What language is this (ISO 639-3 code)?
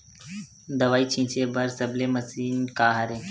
hne